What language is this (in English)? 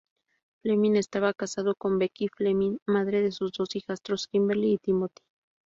Spanish